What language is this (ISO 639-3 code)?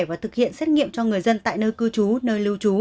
vie